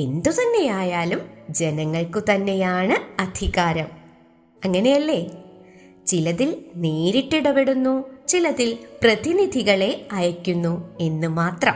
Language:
Malayalam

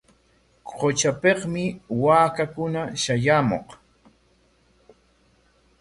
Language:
Corongo Ancash Quechua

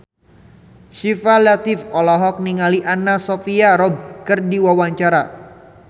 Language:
Sundanese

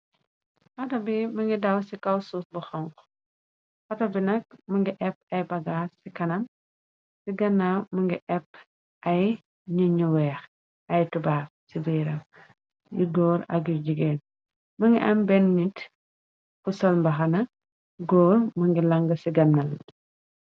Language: Wolof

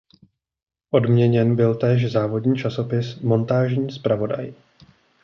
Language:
Czech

